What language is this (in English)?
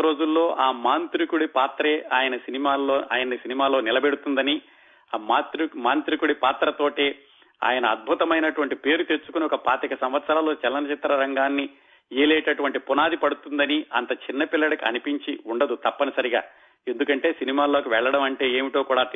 Telugu